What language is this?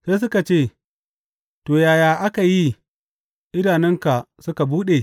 Hausa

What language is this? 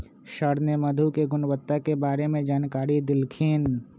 Magahi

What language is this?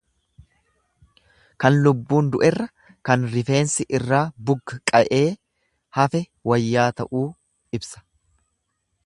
Oromo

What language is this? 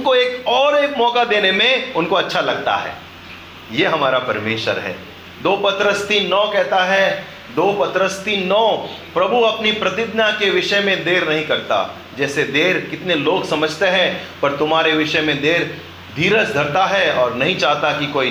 Hindi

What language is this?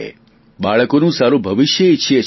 Gujarati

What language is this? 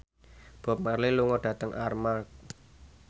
Javanese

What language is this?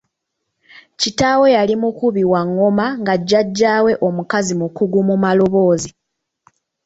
Ganda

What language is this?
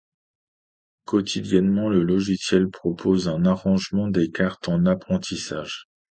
French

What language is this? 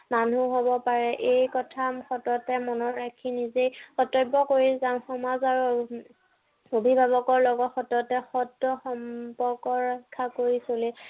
Assamese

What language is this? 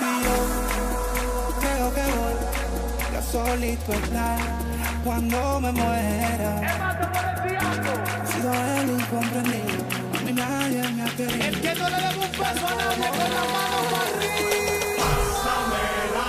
Spanish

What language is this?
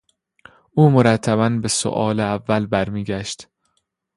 Persian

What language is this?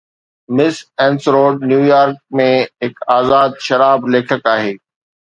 Sindhi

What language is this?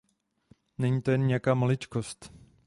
Czech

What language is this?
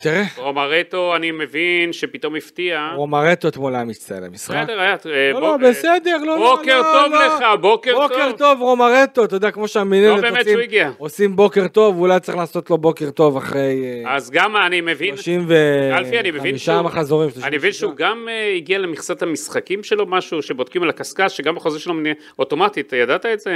Hebrew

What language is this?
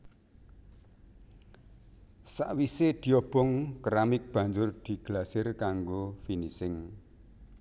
Javanese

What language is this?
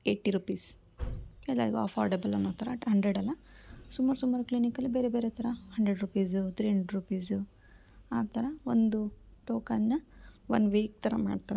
Kannada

